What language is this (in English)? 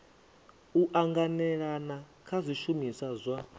Venda